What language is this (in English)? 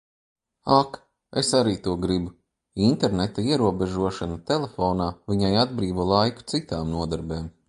Latvian